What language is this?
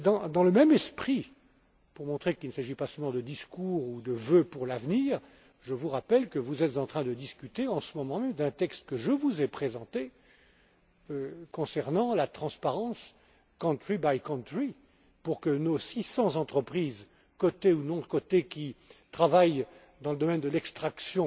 French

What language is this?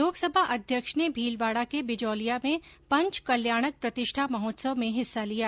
Hindi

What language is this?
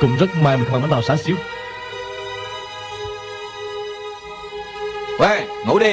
Vietnamese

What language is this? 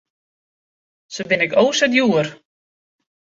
Western Frisian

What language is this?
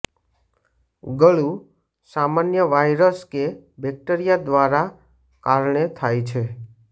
Gujarati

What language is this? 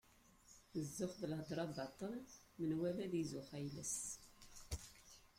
Kabyle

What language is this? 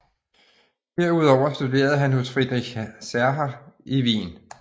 Danish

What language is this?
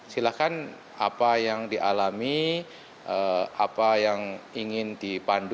Indonesian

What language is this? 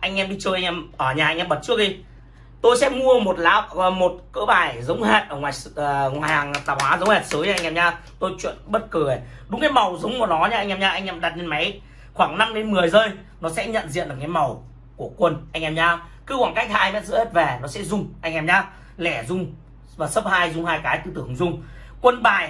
Vietnamese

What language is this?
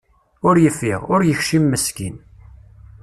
Kabyle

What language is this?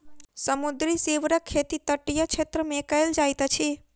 Maithili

